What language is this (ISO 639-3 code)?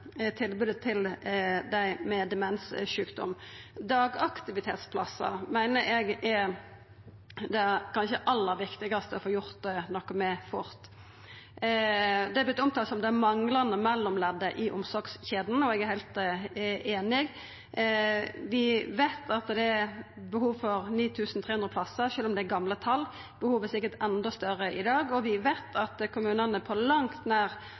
nno